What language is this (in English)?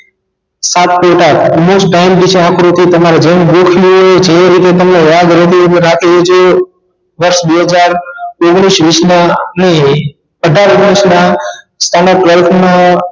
Gujarati